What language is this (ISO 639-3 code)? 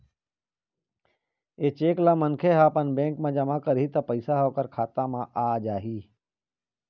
hne